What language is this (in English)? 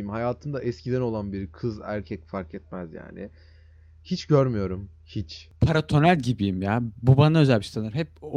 Turkish